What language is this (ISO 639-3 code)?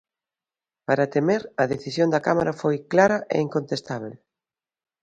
glg